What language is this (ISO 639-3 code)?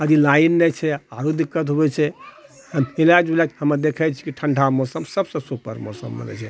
mai